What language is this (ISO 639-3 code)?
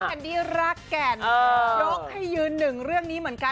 tha